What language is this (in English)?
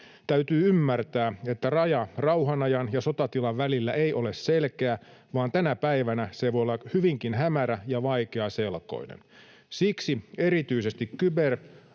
Finnish